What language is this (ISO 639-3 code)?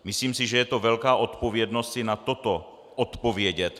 ces